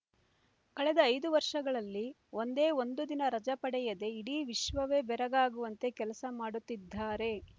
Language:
Kannada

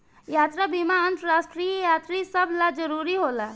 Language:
Bhojpuri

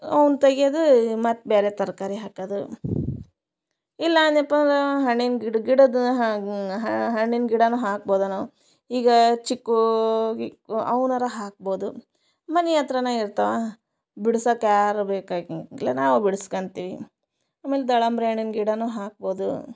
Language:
Kannada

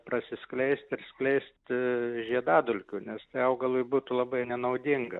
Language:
Lithuanian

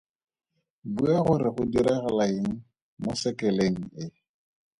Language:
Tswana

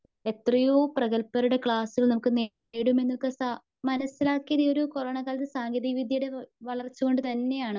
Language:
Malayalam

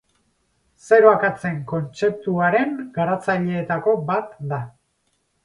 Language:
Basque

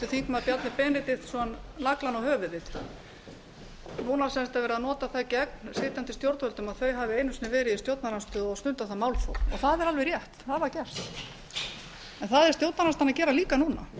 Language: Icelandic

